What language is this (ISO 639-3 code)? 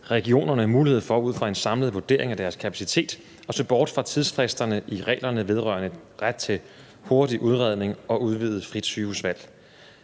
dan